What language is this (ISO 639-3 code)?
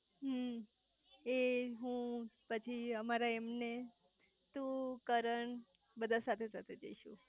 guj